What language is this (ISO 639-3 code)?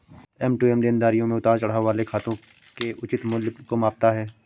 hin